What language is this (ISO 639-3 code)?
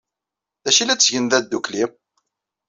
kab